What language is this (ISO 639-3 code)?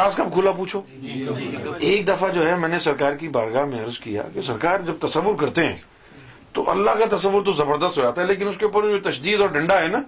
urd